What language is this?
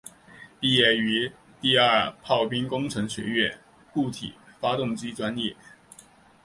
Chinese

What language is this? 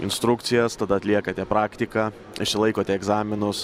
Lithuanian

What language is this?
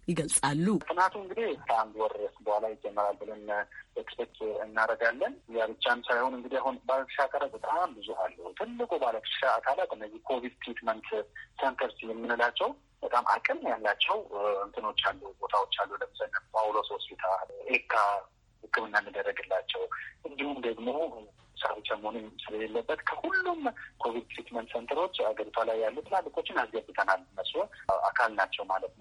Amharic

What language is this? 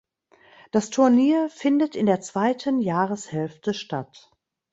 German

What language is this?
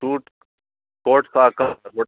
Sanskrit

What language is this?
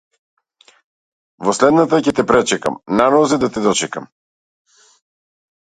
Macedonian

